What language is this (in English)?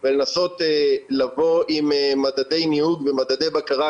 Hebrew